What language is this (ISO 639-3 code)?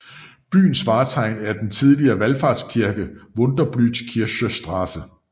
dan